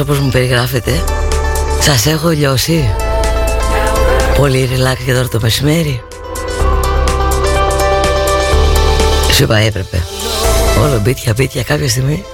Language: Greek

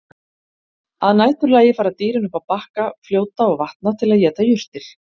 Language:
Icelandic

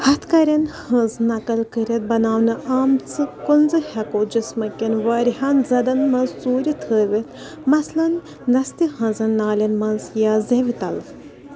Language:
Kashmiri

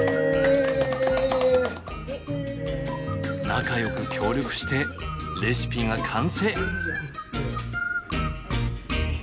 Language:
Japanese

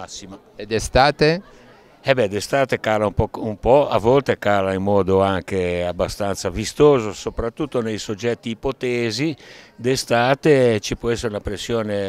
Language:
Italian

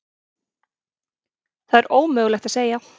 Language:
Icelandic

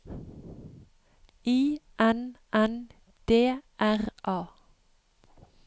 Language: Norwegian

